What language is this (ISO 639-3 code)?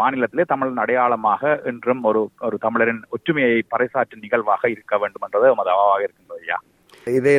tam